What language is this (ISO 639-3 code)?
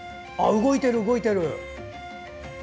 jpn